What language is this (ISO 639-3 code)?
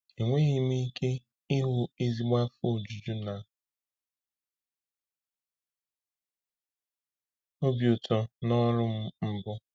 ibo